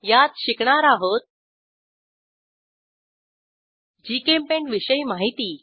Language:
Marathi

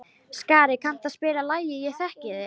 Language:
Icelandic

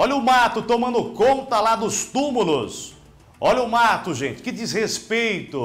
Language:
Portuguese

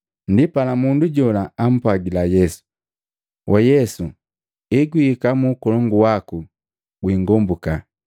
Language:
Matengo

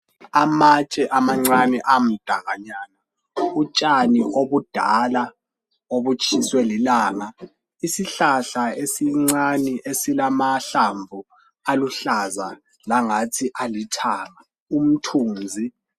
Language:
North Ndebele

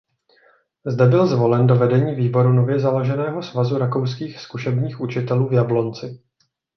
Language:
Czech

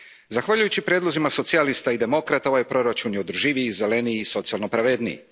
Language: Croatian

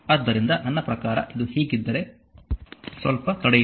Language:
Kannada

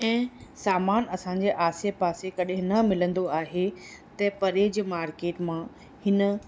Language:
Sindhi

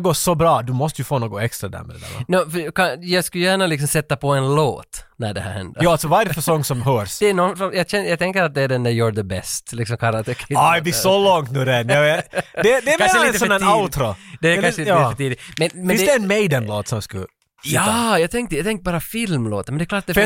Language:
Swedish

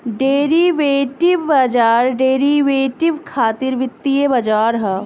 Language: Bhojpuri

